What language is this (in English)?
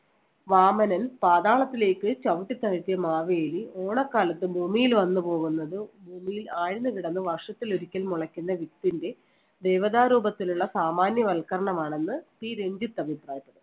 Malayalam